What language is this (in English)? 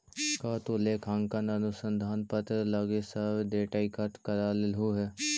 Magahi